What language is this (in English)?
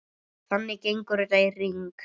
Icelandic